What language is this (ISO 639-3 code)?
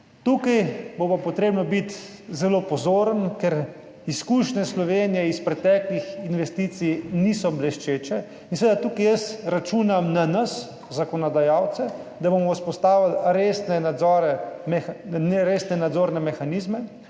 slv